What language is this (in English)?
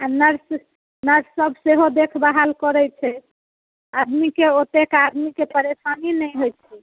Maithili